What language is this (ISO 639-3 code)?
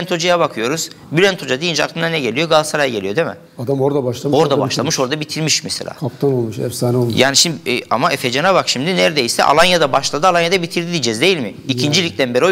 tur